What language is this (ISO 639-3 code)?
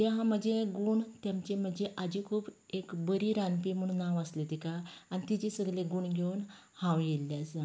kok